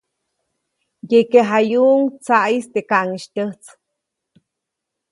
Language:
Copainalá Zoque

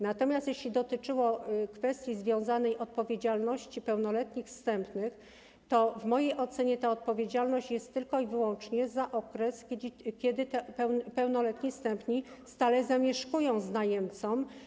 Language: Polish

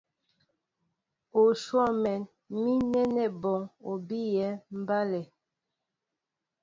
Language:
Mbo (Cameroon)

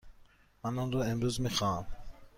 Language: Persian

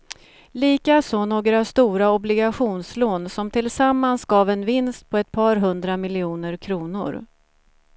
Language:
Swedish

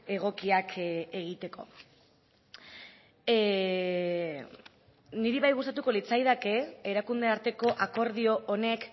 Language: Basque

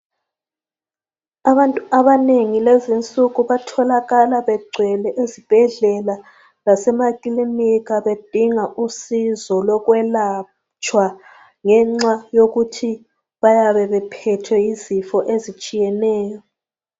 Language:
North Ndebele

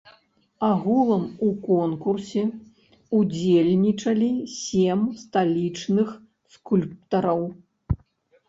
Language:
Belarusian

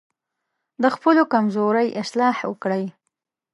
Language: Pashto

